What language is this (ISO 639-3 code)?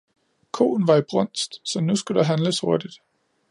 dan